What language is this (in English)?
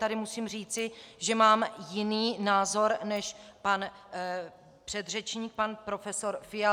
Czech